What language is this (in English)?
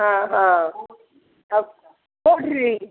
Odia